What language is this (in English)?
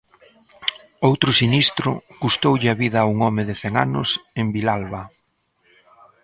Galician